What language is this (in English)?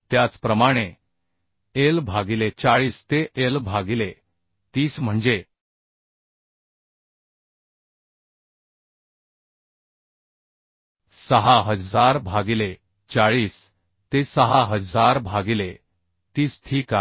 Marathi